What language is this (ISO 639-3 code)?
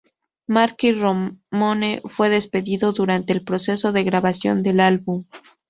spa